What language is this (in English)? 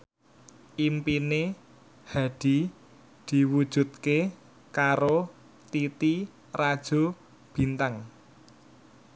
Javanese